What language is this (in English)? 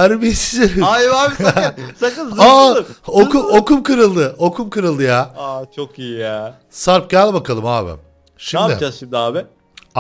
Turkish